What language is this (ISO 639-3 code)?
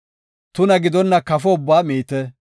gof